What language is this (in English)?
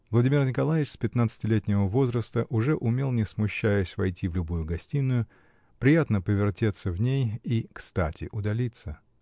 Russian